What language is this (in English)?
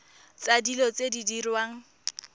Tswana